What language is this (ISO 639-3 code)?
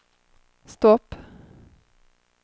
swe